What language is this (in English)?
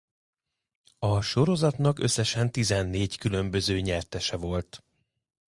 Hungarian